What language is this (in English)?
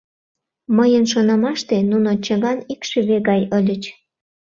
Mari